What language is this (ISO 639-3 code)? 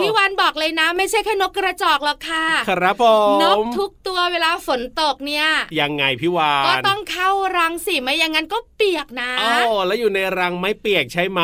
tha